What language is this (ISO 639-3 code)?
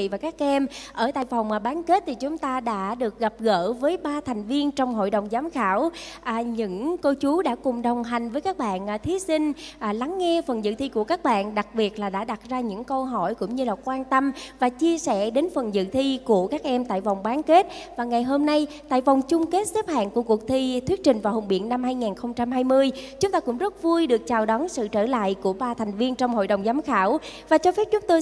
vie